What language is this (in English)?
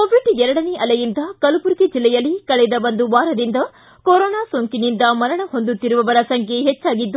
Kannada